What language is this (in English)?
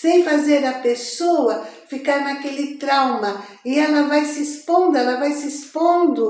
Portuguese